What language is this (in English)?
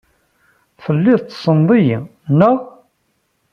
Kabyle